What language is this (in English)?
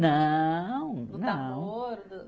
Portuguese